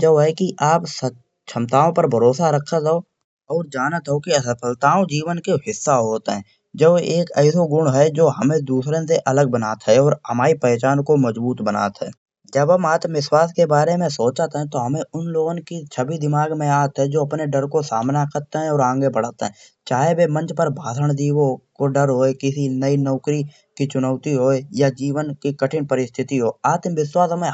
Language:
Kanauji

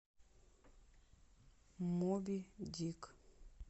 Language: Russian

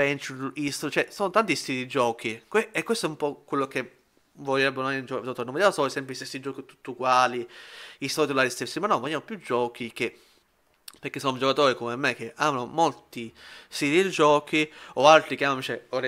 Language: Italian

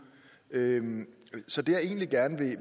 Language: Danish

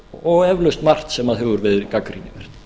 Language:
Icelandic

